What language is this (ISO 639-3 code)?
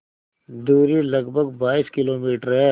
hin